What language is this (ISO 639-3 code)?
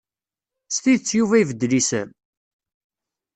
kab